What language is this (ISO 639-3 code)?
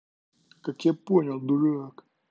rus